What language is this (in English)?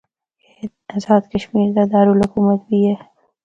Northern Hindko